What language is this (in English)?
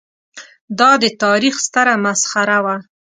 Pashto